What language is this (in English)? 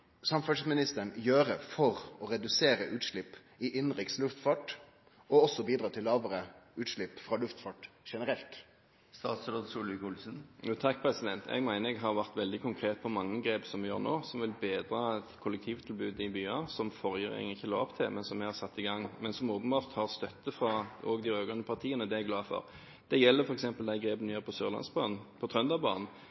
Norwegian